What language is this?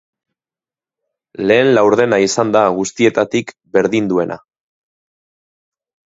Basque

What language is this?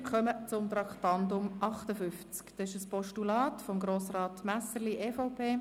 Swiss German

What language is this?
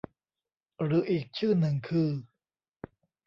Thai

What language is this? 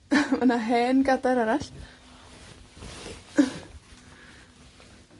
Welsh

